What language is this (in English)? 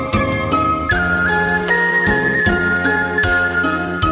Thai